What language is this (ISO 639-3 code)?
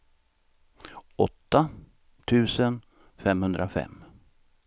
swe